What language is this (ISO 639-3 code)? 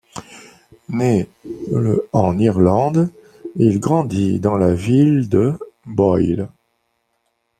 fra